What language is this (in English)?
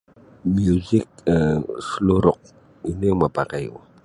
Sabah Bisaya